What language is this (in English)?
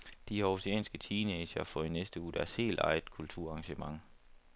Danish